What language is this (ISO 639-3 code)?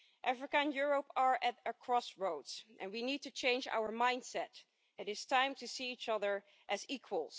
eng